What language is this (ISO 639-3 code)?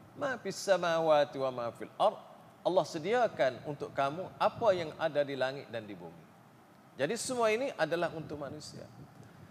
msa